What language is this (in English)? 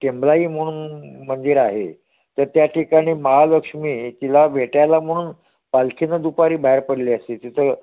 Marathi